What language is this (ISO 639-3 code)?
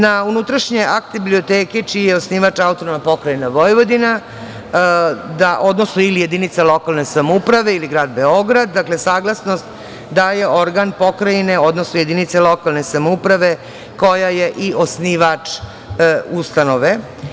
srp